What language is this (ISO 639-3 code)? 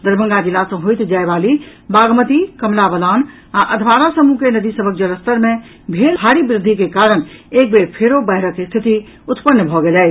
mai